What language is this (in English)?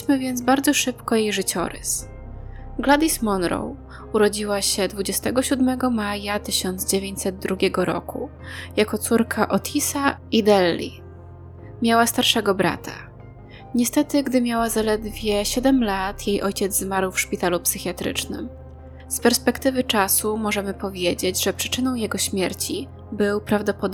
Polish